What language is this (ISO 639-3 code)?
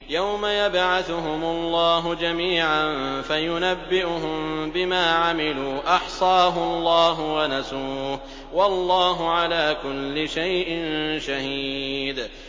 ara